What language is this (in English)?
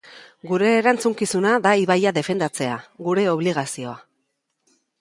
Basque